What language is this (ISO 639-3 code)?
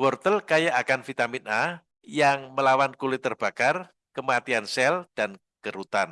ind